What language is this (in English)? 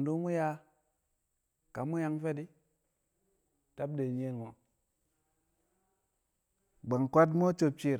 Kamo